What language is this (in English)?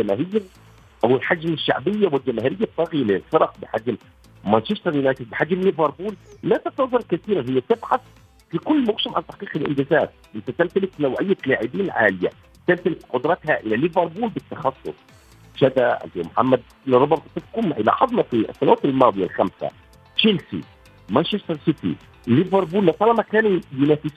Arabic